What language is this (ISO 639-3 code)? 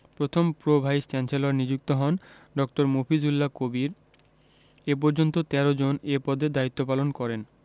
ben